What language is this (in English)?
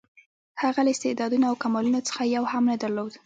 Pashto